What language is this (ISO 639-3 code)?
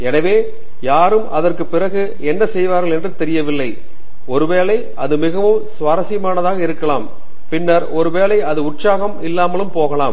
tam